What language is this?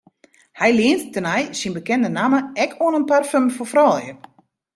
Western Frisian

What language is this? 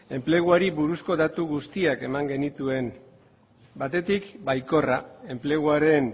Basque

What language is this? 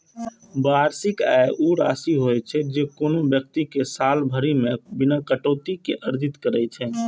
Maithili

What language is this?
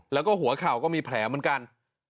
Thai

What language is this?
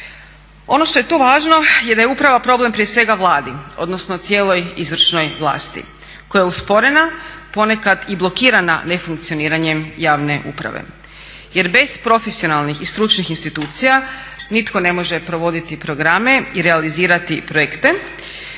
Croatian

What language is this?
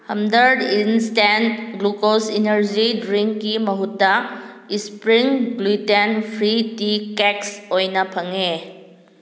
Manipuri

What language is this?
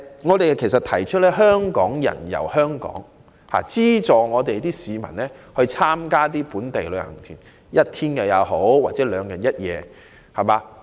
Cantonese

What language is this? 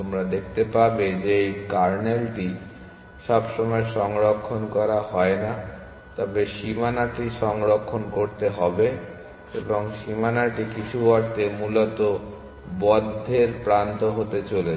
Bangla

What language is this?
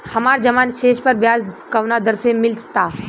Bhojpuri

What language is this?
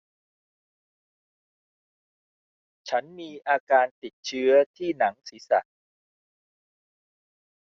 Thai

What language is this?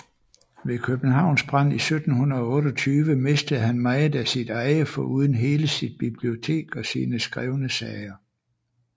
Danish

